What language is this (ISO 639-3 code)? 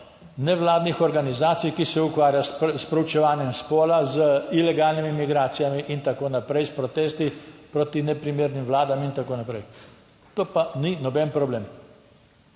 slv